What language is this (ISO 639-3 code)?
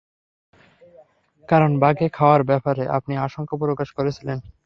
ben